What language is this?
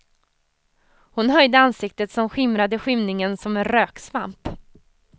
Swedish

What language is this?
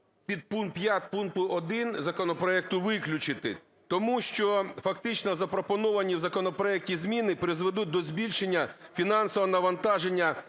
Ukrainian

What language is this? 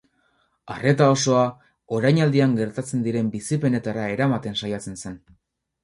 Basque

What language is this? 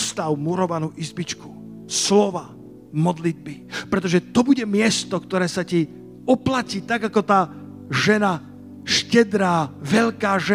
Slovak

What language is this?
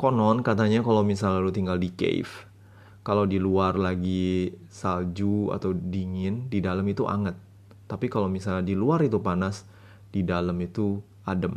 Indonesian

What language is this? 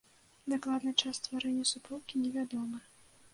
Belarusian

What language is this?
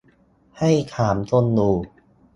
Thai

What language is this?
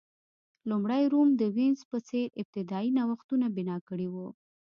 Pashto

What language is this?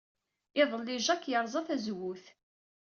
Kabyle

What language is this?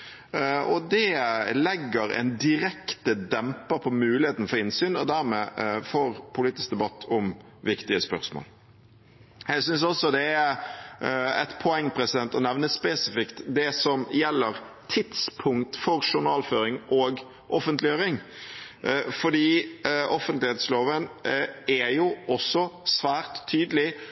Norwegian Bokmål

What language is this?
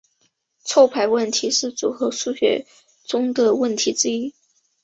Chinese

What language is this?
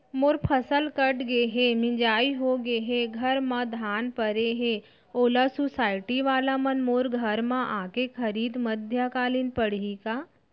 Chhattisgarhi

